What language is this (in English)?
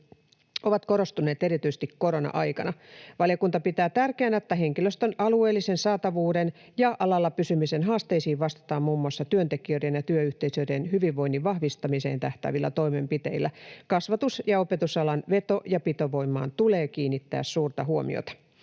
Finnish